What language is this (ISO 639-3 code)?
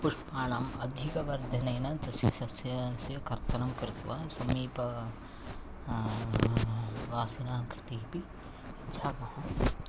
san